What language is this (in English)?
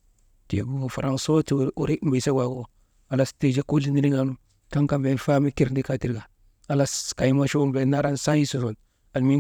Maba